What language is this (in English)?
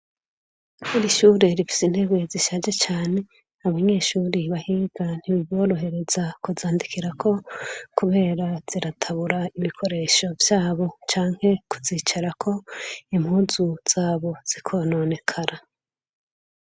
Rundi